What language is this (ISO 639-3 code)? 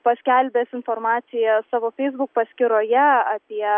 lit